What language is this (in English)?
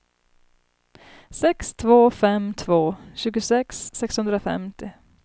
Swedish